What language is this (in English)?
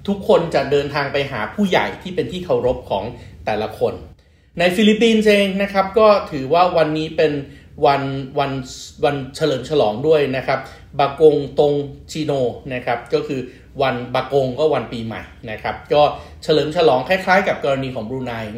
Thai